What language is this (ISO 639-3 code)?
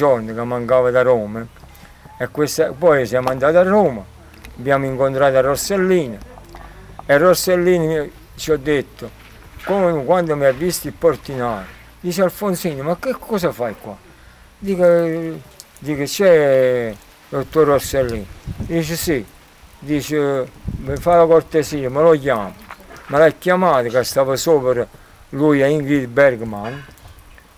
ita